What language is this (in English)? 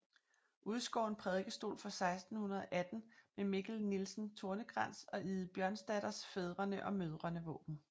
Danish